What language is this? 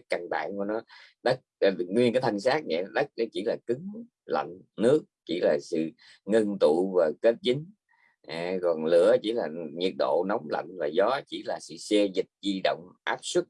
Vietnamese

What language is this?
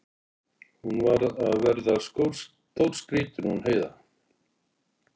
Icelandic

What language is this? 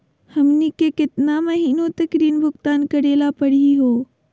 Magahi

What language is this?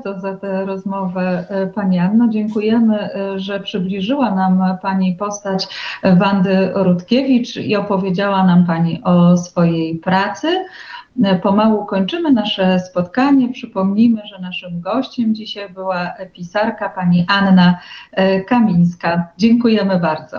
Polish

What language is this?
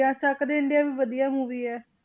Punjabi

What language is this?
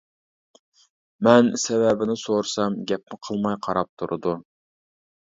Uyghur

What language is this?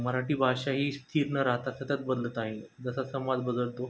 Marathi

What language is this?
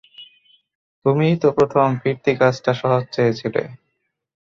Bangla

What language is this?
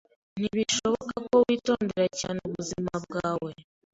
Kinyarwanda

